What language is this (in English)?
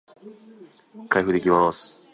Japanese